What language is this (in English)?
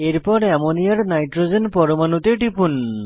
Bangla